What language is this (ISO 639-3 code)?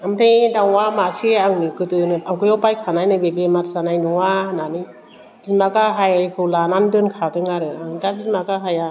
brx